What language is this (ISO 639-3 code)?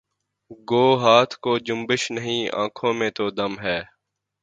urd